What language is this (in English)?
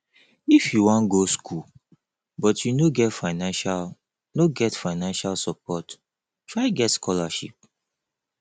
Nigerian Pidgin